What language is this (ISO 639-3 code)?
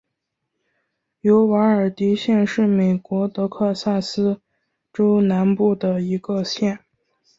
zho